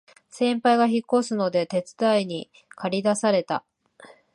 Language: Japanese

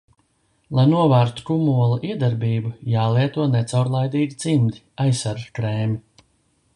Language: Latvian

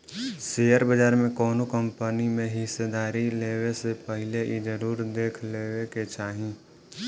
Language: Bhojpuri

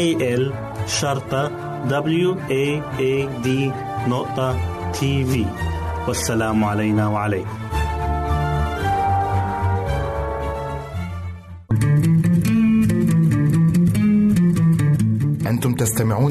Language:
Arabic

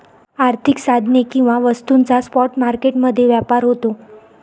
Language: Marathi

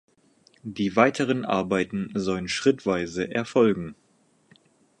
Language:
German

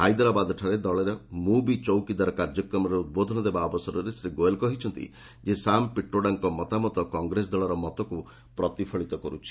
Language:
Odia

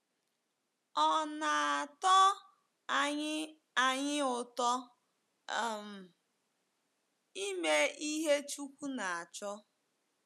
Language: Igbo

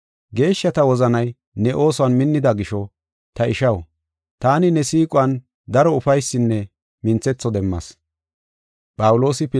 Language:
Gofa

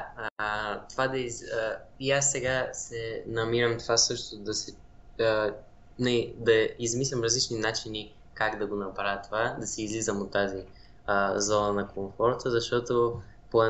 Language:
Bulgarian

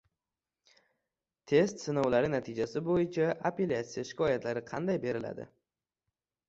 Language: Uzbek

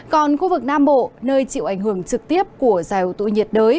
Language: Vietnamese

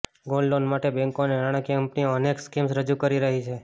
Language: Gujarati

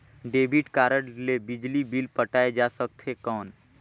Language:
Chhattisgarhi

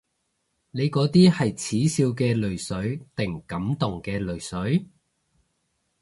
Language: Cantonese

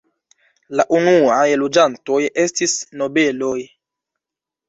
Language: Esperanto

